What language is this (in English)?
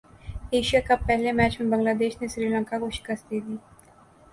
Urdu